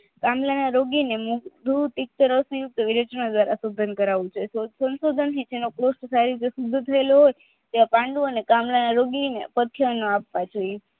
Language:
Gujarati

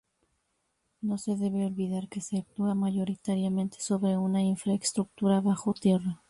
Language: Spanish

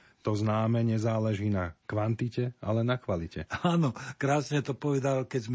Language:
Slovak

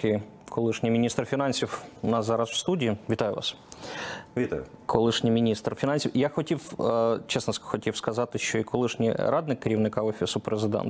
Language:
Ukrainian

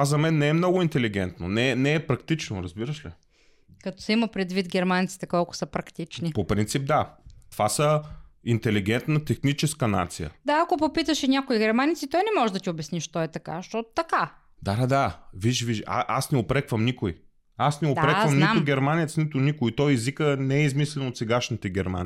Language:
Bulgarian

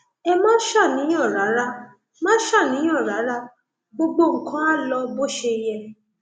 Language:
Yoruba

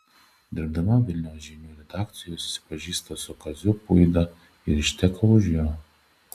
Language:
Lithuanian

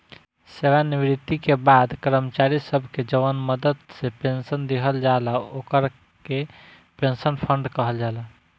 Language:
Bhojpuri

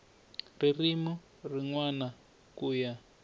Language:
Tsonga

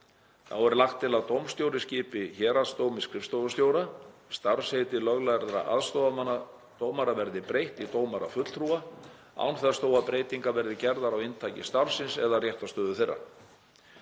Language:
Icelandic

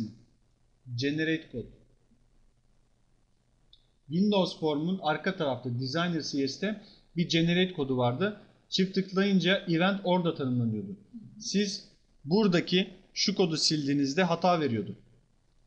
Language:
Turkish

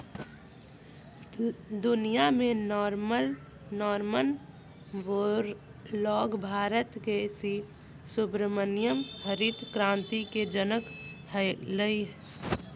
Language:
Magahi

